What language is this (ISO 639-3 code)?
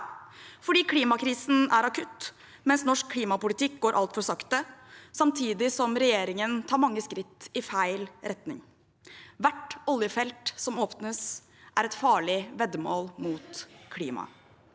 nor